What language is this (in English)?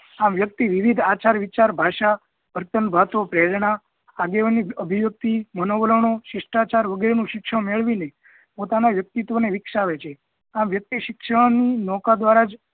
Gujarati